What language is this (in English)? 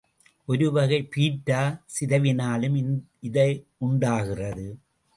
Tamil